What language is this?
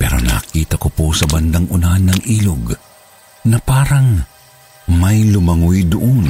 Filipino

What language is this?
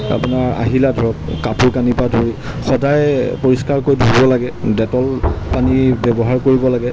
Assamese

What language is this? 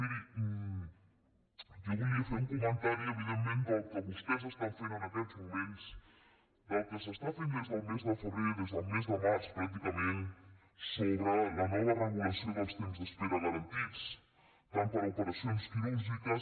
Catalan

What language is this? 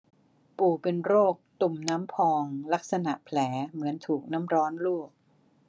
Thai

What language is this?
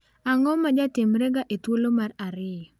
Luo (Kenya and Tanzania)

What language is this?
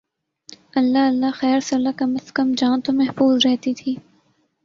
Urdu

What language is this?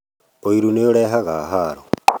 Kikuyu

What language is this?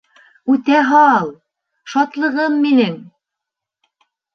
Bashkir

